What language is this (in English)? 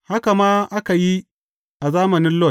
Hausa